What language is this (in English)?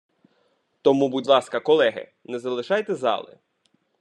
Ukrainian